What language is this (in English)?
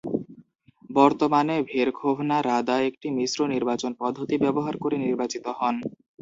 Bangla